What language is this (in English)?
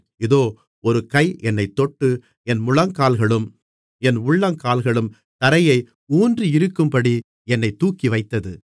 Tamil